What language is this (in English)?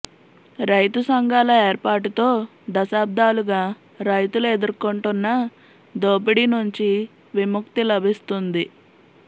Telugu